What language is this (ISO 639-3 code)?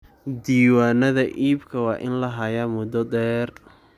som